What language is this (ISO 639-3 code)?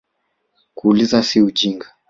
swa